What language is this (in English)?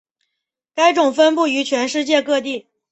Chinese